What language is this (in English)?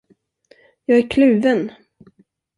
Swedish